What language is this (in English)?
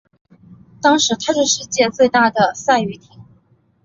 Chinese